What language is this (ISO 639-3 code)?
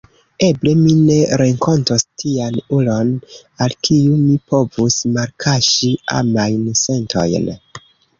epo